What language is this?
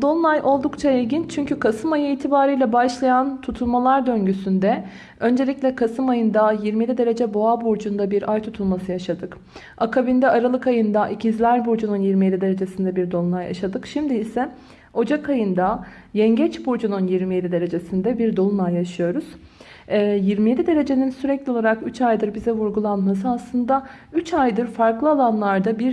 Turkish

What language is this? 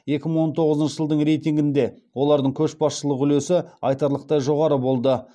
Kazakh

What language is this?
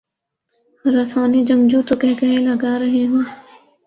Urdu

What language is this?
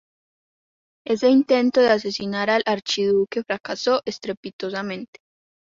Spanish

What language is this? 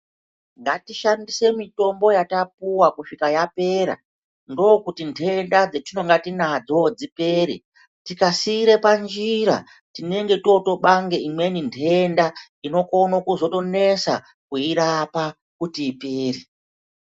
Ndau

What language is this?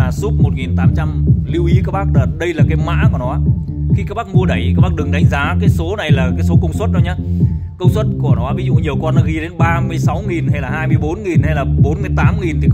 Vietnamese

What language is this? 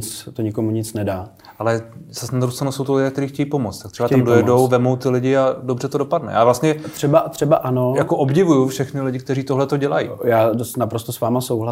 Czech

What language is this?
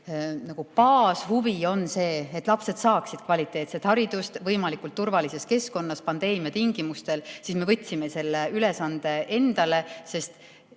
Estonian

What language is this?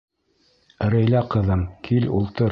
Bashkir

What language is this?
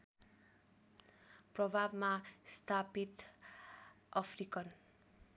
Nepali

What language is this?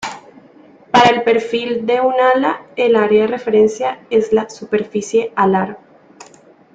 Spanish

